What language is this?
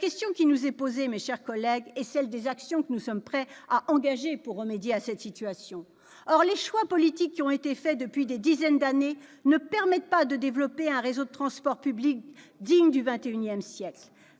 French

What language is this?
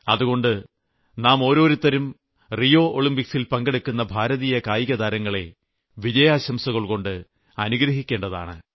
Malayalam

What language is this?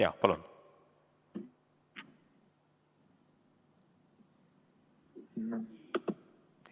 Estonian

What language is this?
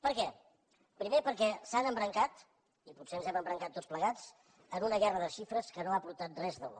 Catalan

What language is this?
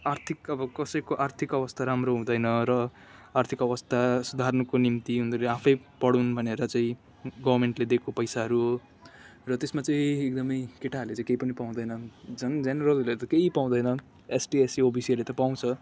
Nepali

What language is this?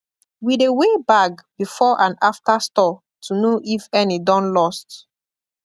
Nigerian Pidgin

